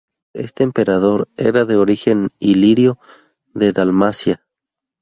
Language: Spanish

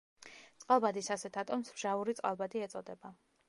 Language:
Georgian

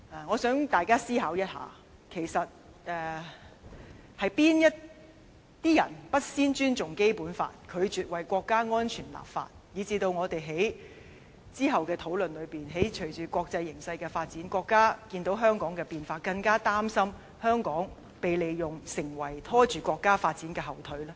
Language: Cantonese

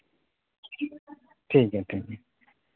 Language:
Santali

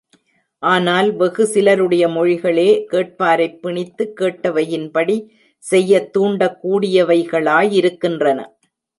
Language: Tamil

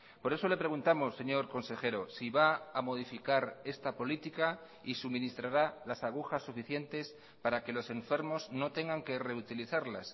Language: Spanish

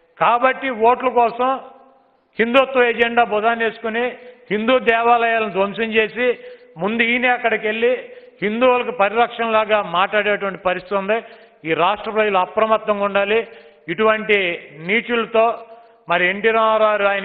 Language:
Turkish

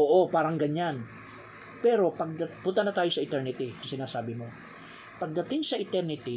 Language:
Filipino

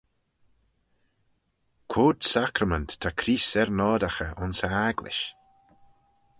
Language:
Manx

